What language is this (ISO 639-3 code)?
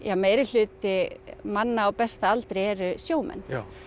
isl